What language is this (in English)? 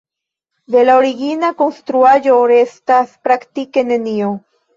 Esperanto